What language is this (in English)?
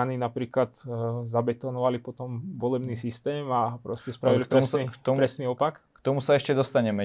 Slovak